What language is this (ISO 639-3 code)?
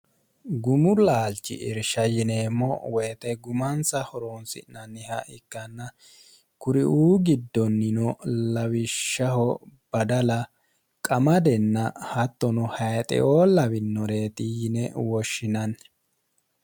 sid